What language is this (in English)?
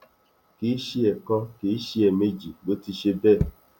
Yoruba